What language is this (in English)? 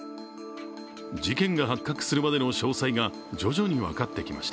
Japanese